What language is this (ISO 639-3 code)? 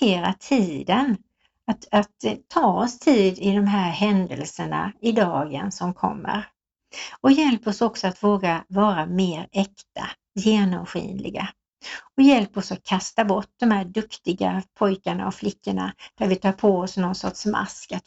swe